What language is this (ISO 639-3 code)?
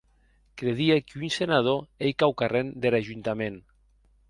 oci